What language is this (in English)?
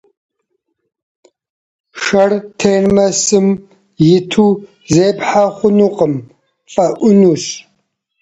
Kabardian